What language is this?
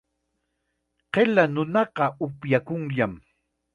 Chiquián Ancash Quechua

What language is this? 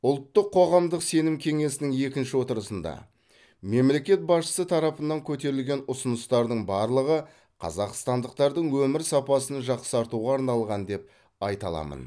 Kazakh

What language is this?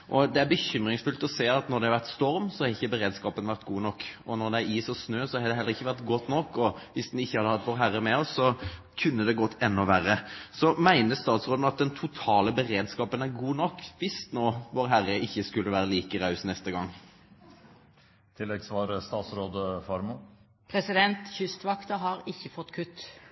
Norwegian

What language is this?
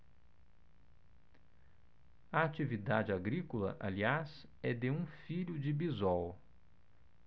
Portuguese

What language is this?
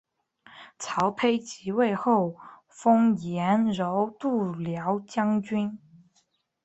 Chinese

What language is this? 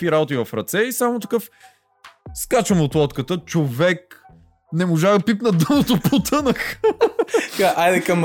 Bulgarian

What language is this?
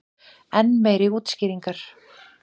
Icelandic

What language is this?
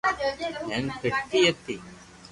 Loarki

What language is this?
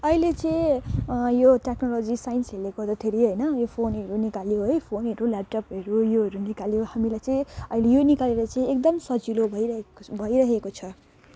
Nepali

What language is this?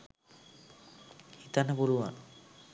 Sinhala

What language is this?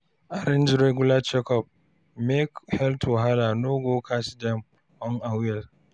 Nigerian Pidgin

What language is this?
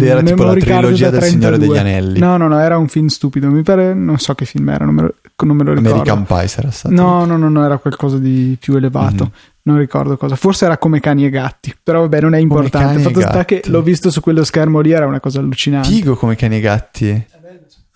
Italian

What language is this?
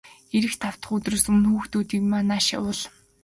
Mongolian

